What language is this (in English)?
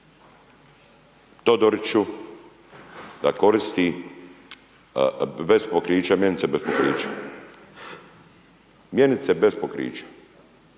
Croatian